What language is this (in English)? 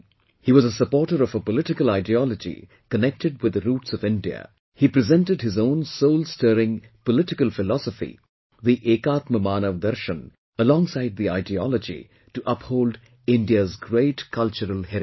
English